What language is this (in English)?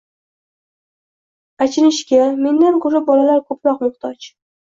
Uzbek